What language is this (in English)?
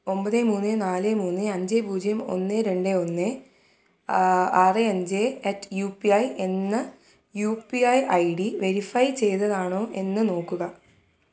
Malayalam